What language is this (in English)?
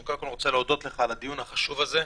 Hebrew